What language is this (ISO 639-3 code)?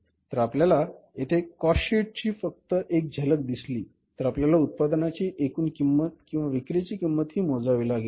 mar